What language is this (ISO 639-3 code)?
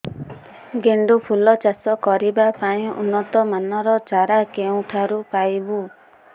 ori